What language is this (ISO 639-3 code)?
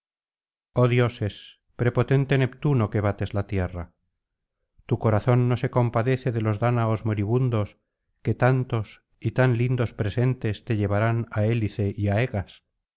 spa